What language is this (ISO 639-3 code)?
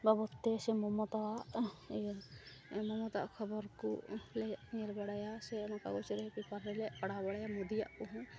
sat